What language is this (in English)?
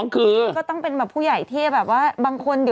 Thai